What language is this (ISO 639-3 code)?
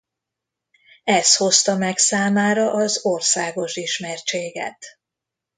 hun